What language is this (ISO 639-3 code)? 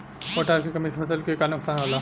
bho